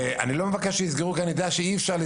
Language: Hebrew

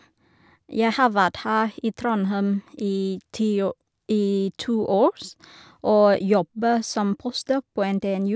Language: Norwegian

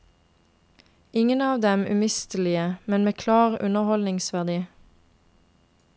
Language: Norwegian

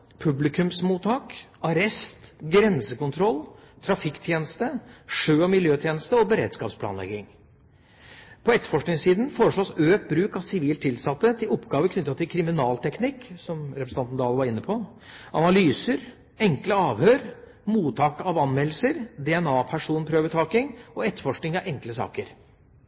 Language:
Norwegian Bokmål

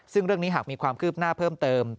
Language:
Thai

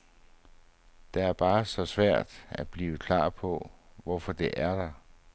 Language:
Danish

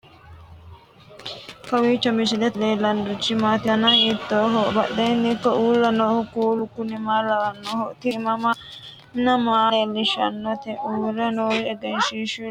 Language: Sidamo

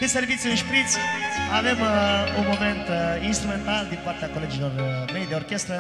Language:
Romanian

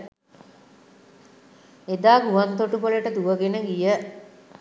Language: Sinhala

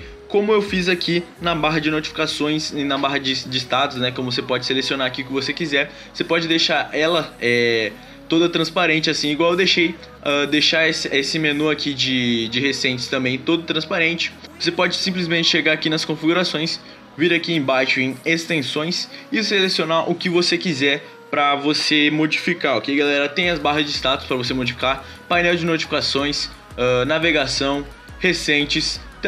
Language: Portuguese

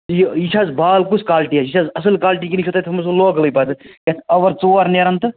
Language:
Kashmiri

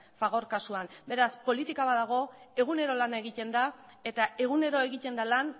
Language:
Basque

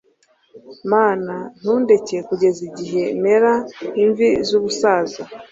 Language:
Kinyarwanda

